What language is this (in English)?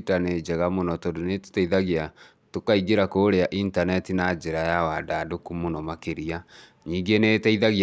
Kikuyu